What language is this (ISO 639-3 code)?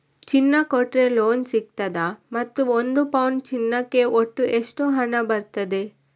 kan